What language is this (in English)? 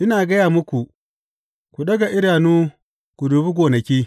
Hausa